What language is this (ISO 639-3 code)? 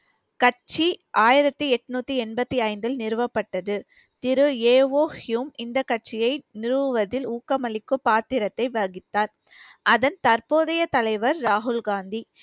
tam